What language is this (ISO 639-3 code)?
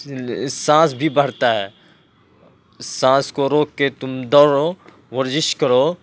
urd